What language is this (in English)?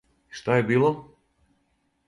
Serbian